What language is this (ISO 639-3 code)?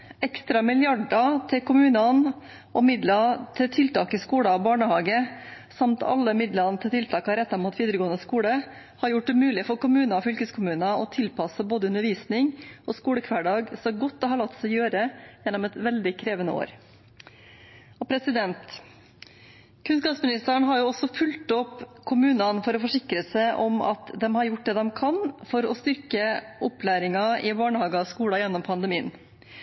nob